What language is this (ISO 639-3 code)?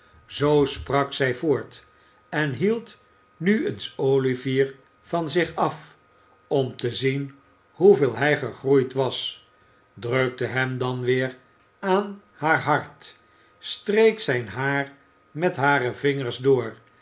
nld